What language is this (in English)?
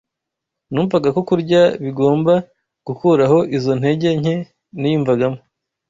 Kinyarwanda